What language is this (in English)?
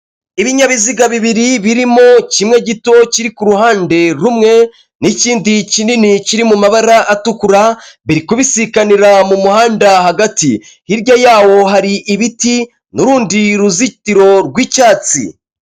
Kinyarwanda